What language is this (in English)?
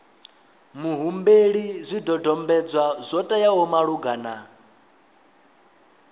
Venda